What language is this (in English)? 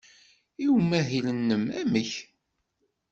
Kabyle